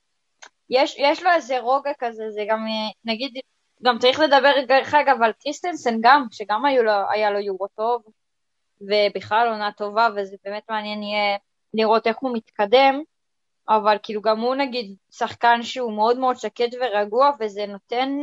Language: Hebrew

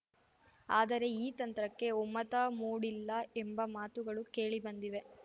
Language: Kannada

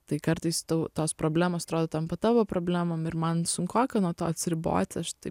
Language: Lithuanian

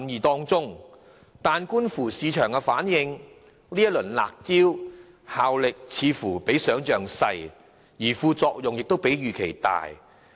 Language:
Cantonese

